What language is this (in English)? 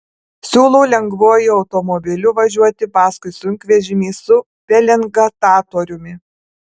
Lithuanian